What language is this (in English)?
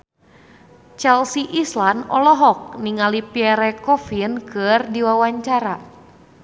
Sundanese